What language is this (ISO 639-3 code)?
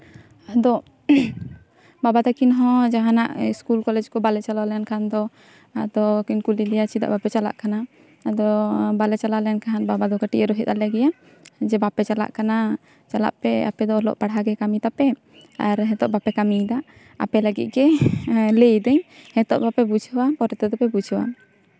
sat